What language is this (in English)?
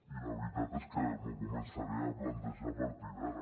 Catalan